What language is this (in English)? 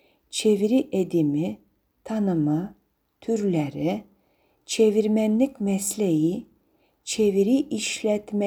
Turkish